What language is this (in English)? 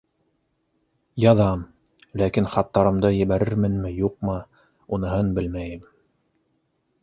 Bashkir